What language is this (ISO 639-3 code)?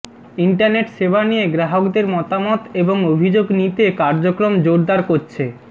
ben